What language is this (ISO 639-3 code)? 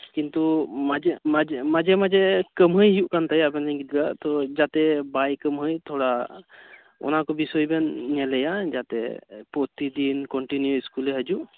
sat